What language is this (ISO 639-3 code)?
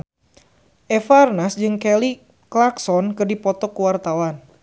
sun